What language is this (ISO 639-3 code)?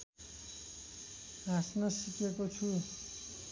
nep